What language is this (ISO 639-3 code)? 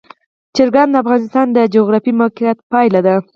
pus